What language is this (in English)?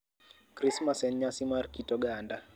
Luo (Kenya and Tanzania)